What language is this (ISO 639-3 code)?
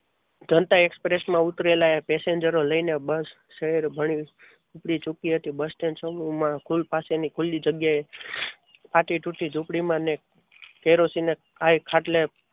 guj